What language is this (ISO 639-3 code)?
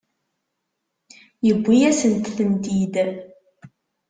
kab